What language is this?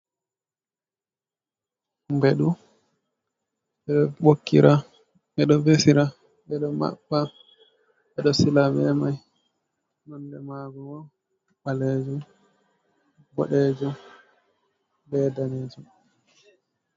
Fula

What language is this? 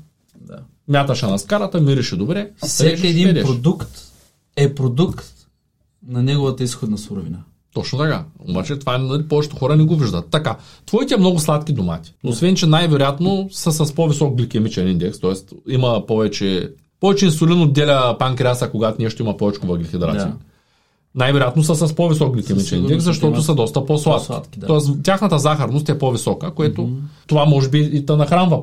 Bulgarian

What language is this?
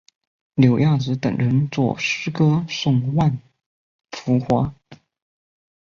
Chinese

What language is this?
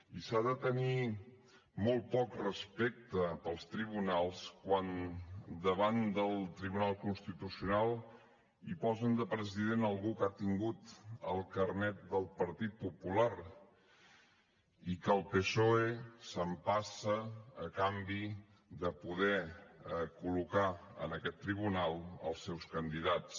Catalan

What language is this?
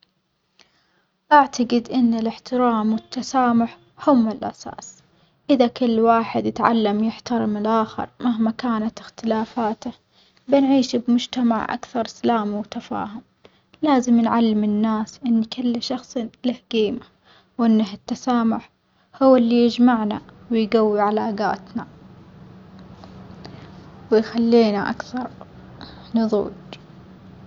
Omani Arabic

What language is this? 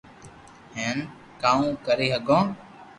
Loarki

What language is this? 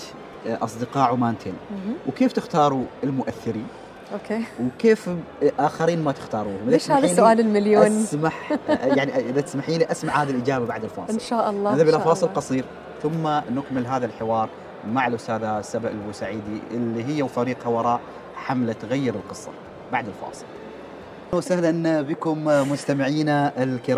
Arabic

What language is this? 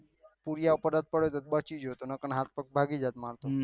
Gujarati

